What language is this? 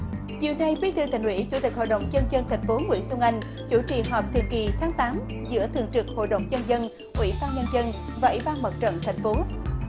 Vietnamese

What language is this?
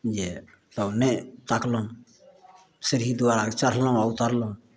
Maithili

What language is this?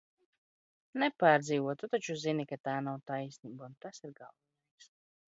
Latvian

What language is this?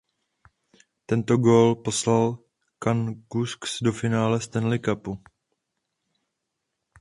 Czech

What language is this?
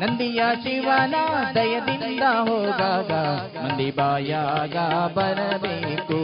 Kannada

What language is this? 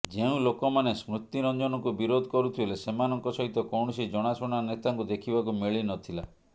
Odia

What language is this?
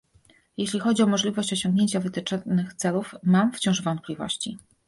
Polish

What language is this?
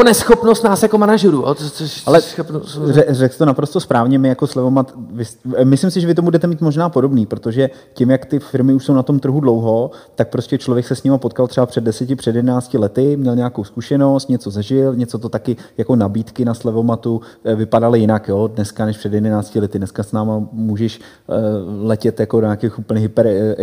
Czech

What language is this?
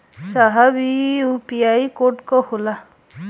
Bhojpuri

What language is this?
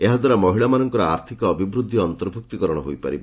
Odia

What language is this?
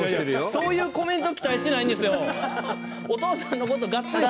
Japanese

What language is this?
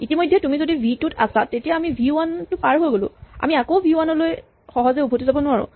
Assamese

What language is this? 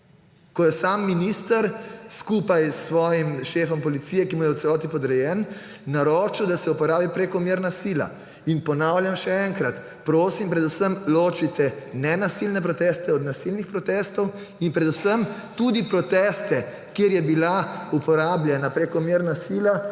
Slovenian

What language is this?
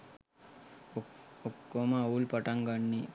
Sinhala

